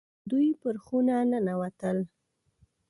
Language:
Pashto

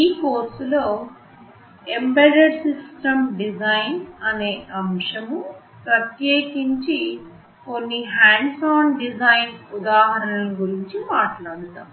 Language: Telugu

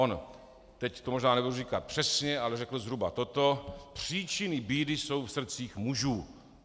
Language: Czech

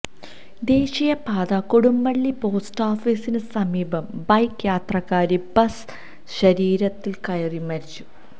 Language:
Malayalam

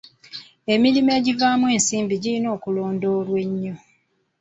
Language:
Ganda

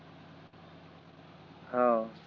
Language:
Marathi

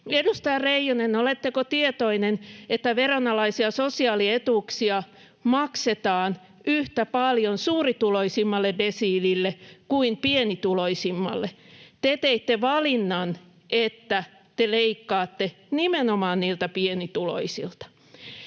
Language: Finnish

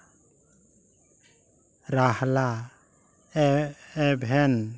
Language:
Santali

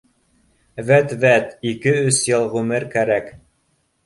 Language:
Bashkir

